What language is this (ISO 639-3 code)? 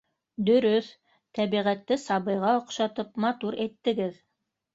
bak